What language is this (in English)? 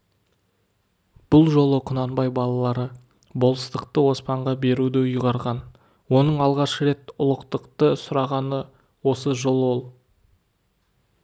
Kazakh